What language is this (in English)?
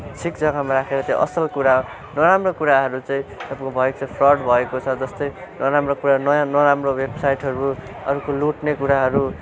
Nepali